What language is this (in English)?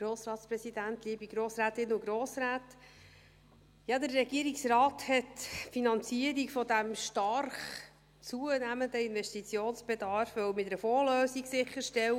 Swiss German